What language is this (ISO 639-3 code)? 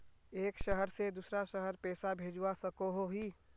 mag